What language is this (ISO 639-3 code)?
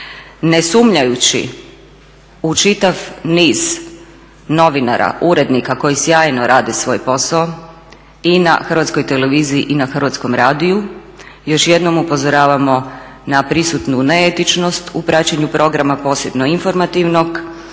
hrv